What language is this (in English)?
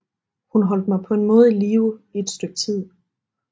Danish